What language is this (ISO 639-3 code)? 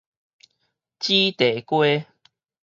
nan